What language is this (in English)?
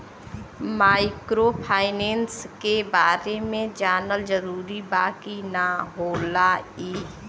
Bhojpuri